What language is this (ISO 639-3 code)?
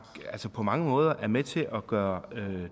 dan